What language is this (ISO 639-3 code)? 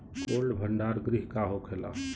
bho